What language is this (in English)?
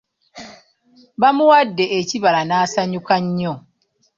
Ganda